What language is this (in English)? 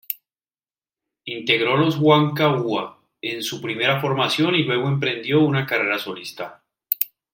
Spanish